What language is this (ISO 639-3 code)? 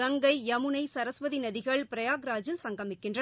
tam